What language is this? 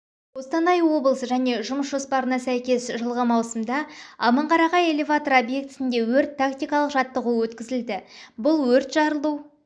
Kazakh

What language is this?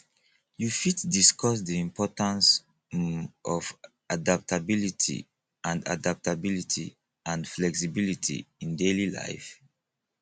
Nigerian Pidgin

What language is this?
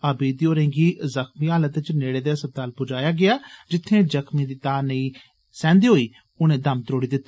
Dogri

